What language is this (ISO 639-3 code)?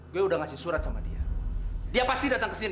ind